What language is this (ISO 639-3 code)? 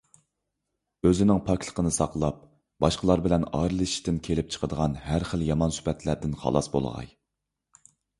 uig